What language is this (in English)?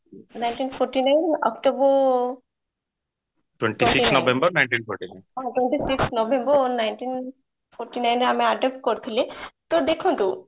Odia